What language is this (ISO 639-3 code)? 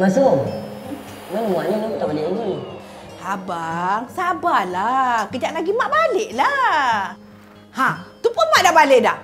msa